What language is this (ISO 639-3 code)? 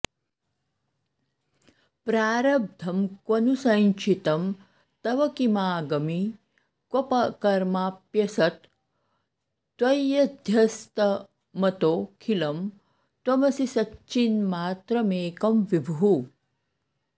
san